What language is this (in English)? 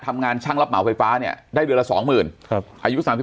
Thai